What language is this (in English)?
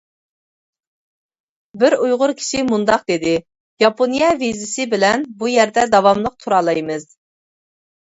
Uyghur